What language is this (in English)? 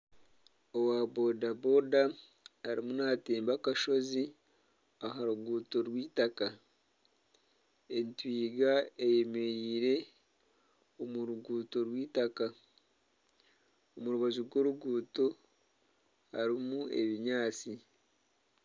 Nyankole